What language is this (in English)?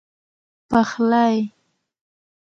Pashto